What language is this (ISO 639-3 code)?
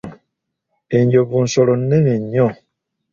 lug